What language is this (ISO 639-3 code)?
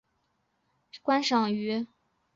zho